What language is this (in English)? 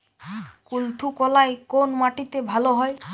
Bangla